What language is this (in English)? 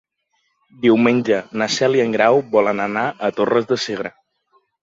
Catalan